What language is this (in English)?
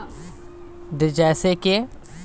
Bangla